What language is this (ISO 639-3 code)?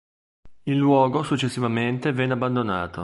ita